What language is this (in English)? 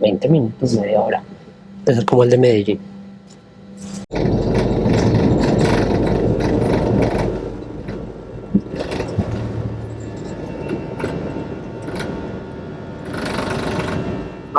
Spanish